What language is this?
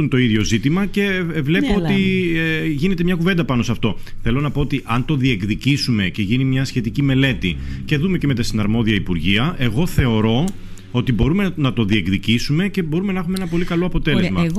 Greek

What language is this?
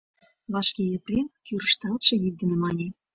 Mari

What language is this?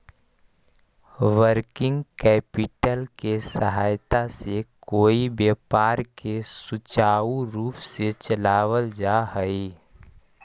Magahi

